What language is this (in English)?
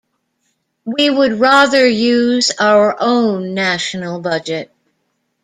English